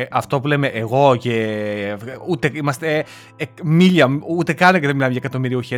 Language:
Greek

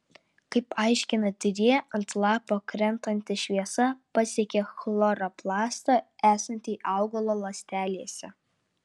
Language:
Lithuanian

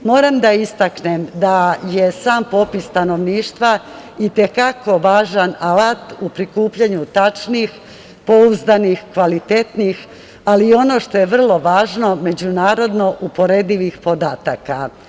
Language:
Serbian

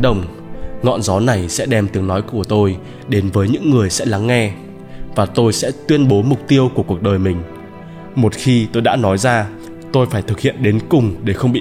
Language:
Vietnamese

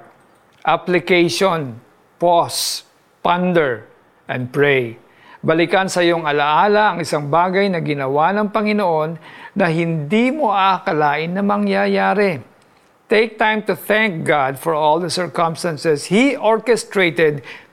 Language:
Filipino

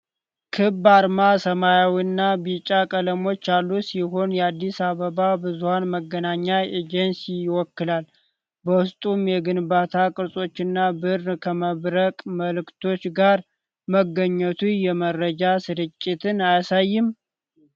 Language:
Amharic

